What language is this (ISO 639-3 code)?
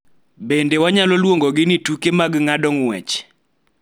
luo